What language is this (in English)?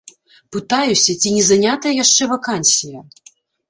Belarusian